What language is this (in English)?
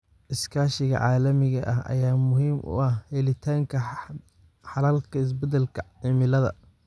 Somali